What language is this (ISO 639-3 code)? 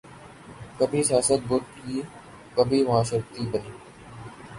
urd